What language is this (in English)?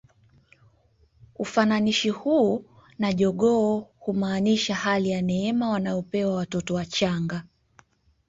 Swahili